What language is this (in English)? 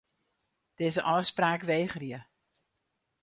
Western Frisian